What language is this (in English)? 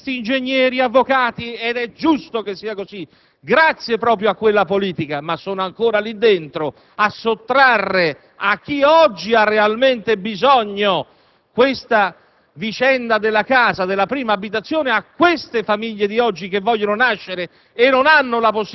Italian